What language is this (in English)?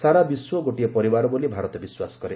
Odia